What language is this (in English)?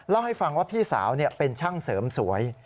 Thai